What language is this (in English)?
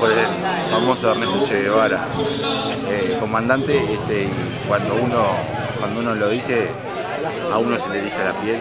Spanish